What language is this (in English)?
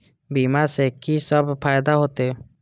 Maithili